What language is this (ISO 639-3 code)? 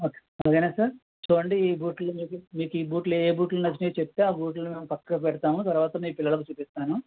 tel